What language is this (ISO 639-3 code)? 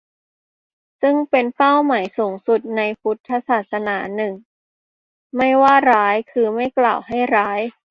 tha